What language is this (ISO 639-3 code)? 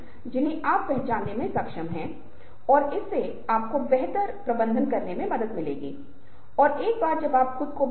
hin